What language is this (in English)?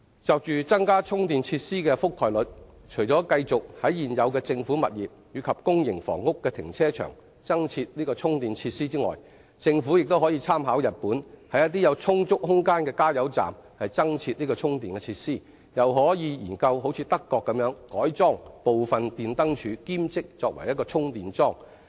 Cantonese